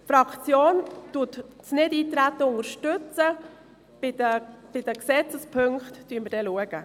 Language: Swiss German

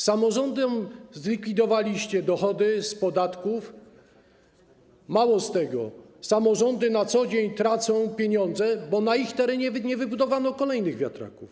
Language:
Polish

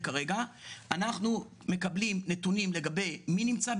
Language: Hebrew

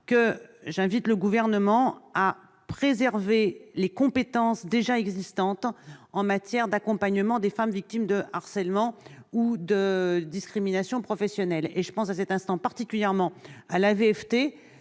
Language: French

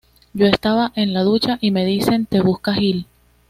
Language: Spanish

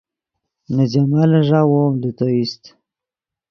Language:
Yidgha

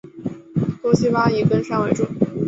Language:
Chinese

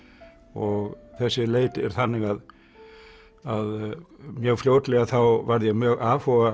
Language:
Icelandic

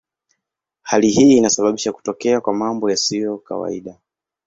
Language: Swahili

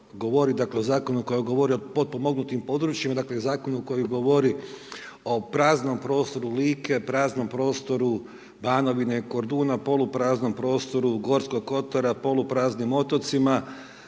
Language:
Croatian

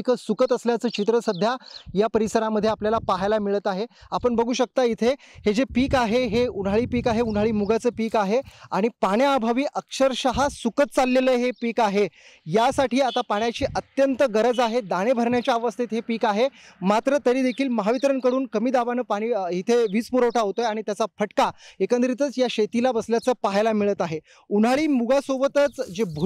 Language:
Marathi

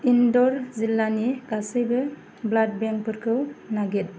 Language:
Bodo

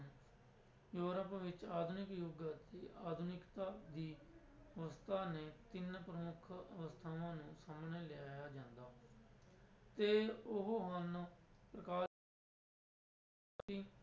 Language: Punjabi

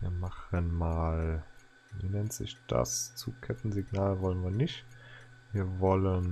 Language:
German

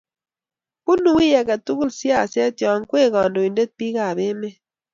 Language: Kalenjin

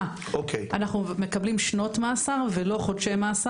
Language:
Hebrew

